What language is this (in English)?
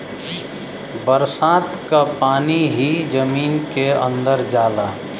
Bhojpuri